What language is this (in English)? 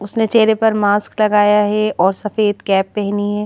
Hindi